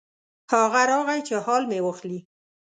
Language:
Pashto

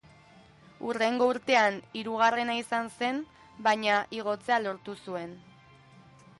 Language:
Basque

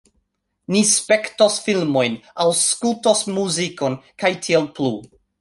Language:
Esperanto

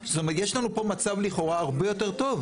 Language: Hebrew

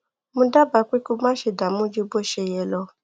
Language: Yoruba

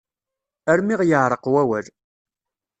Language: Kabyle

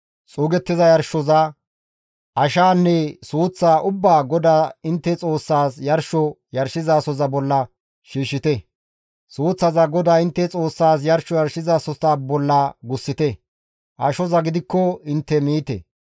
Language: Gamo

